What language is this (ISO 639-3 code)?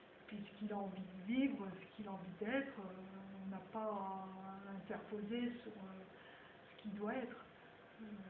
fra